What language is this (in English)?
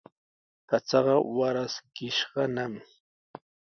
Sihuas Ancash Quechua